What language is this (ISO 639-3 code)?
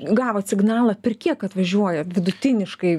lit